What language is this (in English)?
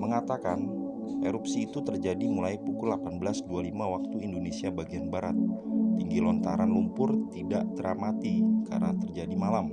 Indonesian